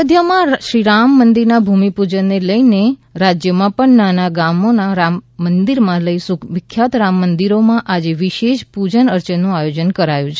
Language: Gujarati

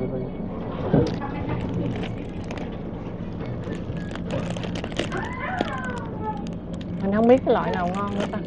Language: Vietnamese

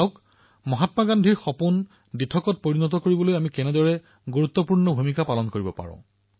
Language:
Assamese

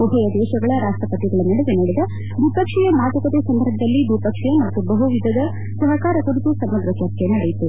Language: Kannada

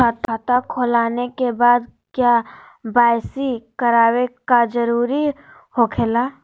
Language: Magahi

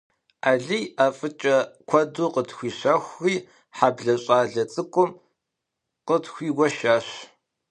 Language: Kabardian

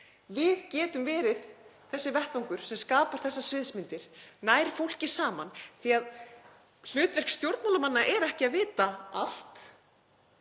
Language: Icelandic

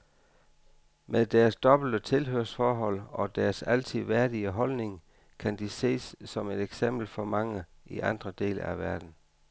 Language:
Danish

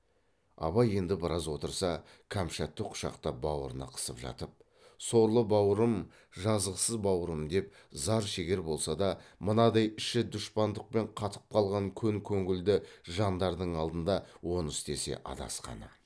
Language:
Kazakh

